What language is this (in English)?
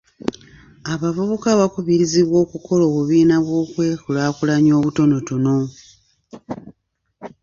Ganda